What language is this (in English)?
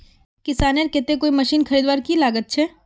Magahi